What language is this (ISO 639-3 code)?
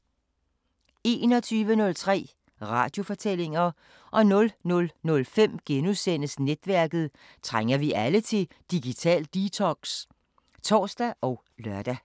dan